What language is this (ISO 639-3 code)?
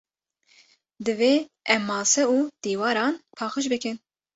kur